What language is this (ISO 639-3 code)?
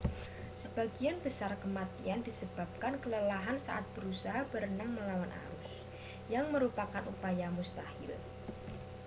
ind